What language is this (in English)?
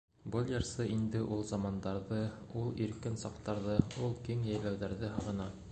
Bashkir